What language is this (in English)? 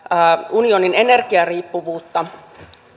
Finnish